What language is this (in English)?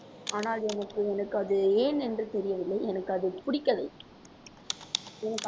Tamil